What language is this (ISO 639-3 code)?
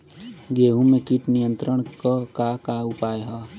bho